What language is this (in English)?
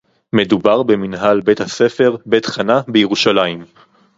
Hebrew